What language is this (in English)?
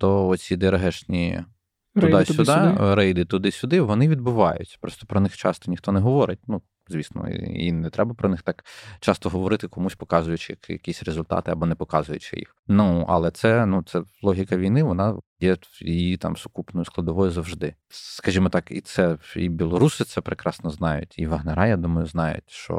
Ukrainian